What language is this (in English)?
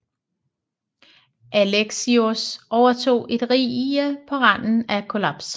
Danish